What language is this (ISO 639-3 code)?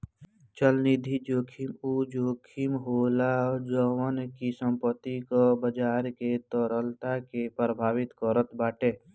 bho